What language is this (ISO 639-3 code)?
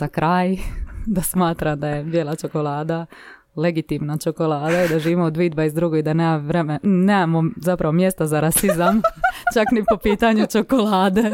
hrv